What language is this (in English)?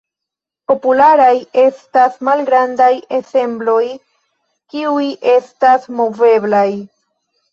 Esperanto